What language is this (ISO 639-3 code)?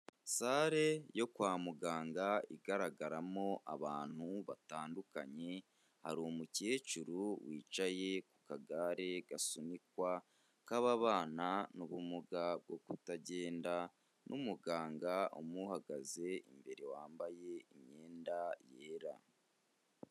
kin